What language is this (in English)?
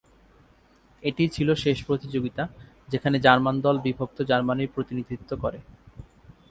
Bangla